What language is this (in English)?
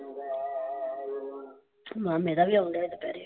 Punjabi